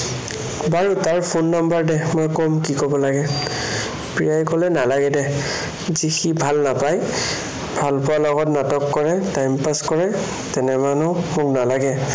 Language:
Assamese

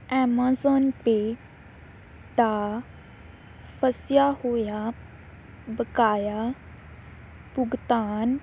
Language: Punjabi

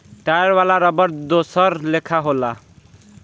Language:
Bhojpuri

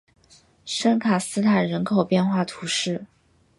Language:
Chinese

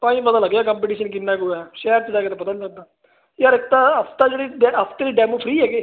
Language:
Punjabi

